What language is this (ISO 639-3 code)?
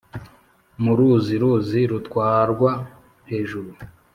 kin